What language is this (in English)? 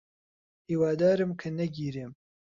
Central Kurdish